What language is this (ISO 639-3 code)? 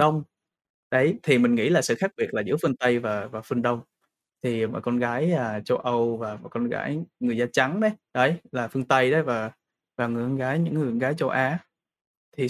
vie